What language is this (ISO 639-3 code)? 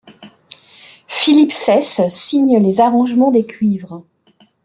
fra